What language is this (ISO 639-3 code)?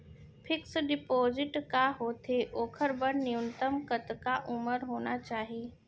hne